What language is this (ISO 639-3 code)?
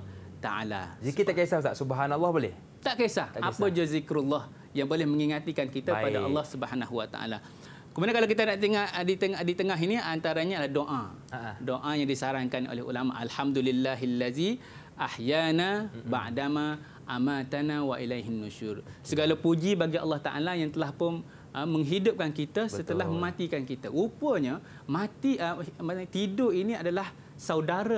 msa